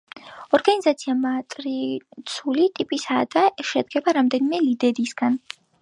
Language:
Georgian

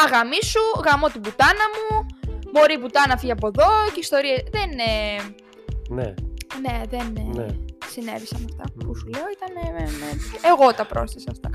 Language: Greek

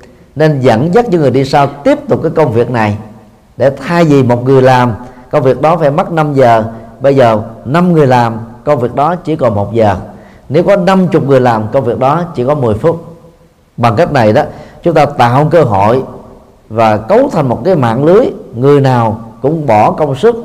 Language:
Vietnamese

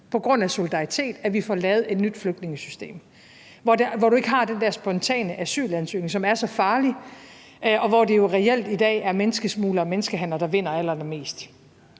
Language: Danish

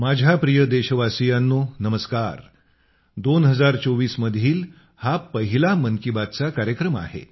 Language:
Marathi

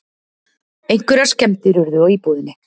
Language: Icelandic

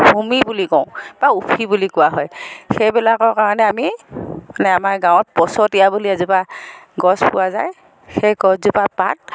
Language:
Assamese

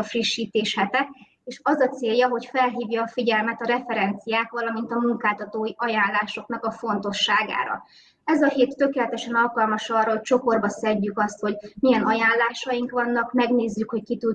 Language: Hungarian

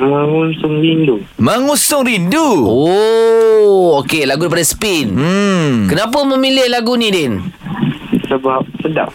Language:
Malay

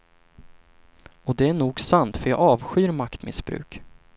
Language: Swedish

